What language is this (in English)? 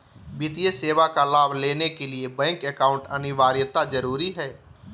Magahi